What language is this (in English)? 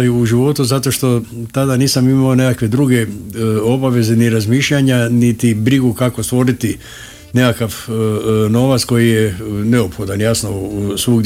Croatian